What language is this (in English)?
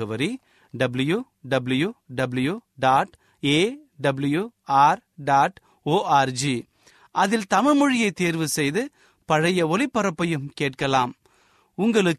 Tamil